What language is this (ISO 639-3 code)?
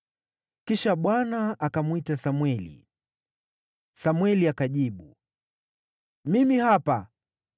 swa